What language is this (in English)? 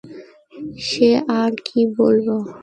Bangla